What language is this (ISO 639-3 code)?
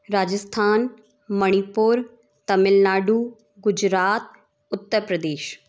hin